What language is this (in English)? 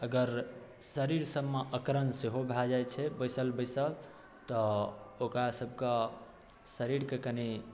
Maithili